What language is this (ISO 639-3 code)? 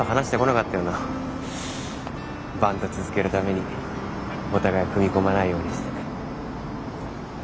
jpn